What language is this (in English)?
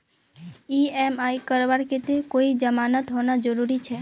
Magahi